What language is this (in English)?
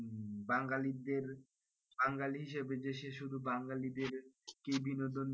Bangla